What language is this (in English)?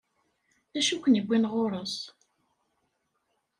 Kabyle